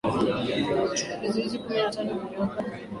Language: Swahili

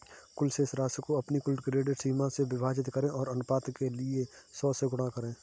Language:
Hindi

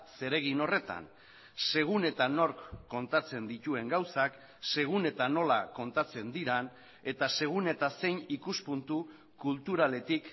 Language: Basque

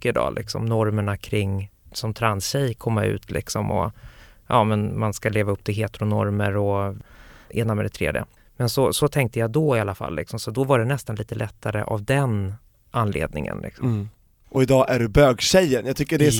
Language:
Swedish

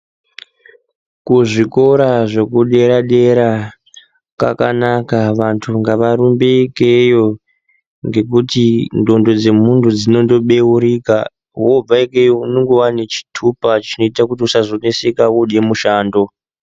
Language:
Ndau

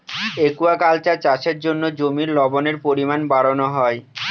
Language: Bangla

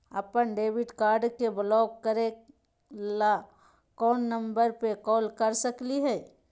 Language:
Magahi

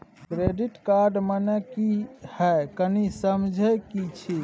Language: Maithili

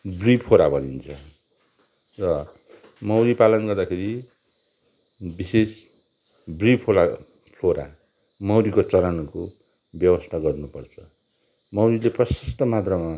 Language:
Nepali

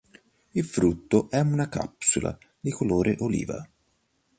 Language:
Italian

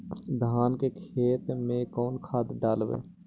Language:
Magahi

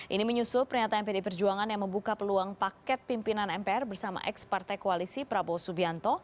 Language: Indonesian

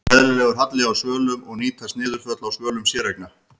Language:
Icelandic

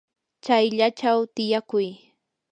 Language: Yanahuanca Pasco Quechua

